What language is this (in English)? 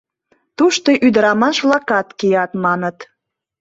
Mari